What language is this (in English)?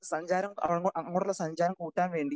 Malayalam